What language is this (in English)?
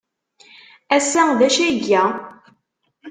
Kabyle